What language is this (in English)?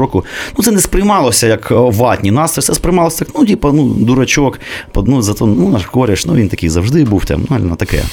Ukrainian